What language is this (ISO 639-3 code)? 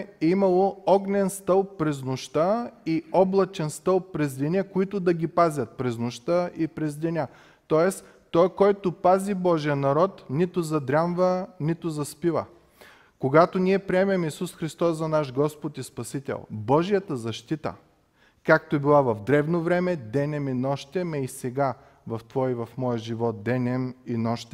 bul